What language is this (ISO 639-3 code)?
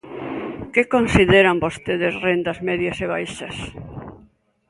glg